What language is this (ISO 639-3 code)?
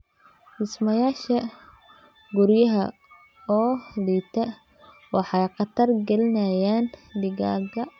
som